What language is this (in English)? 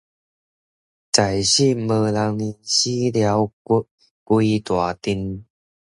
Min Nan Chinese